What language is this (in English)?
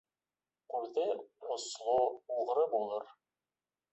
Bashkir